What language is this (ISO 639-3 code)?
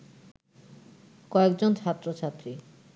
ben